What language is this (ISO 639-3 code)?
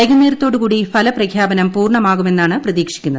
mal